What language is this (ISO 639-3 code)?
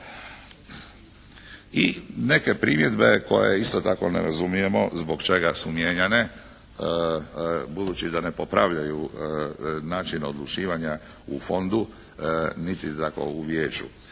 hrv